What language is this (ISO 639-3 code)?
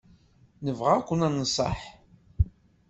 kab